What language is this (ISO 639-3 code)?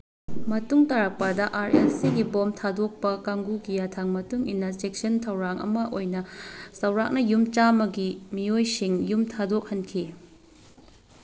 mni